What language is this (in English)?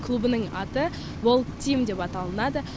Kazakh